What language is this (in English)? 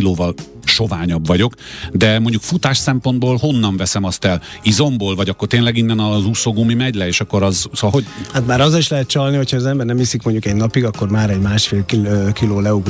Hungarian